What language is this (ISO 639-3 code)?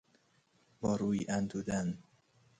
fas